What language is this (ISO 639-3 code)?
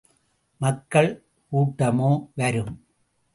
tam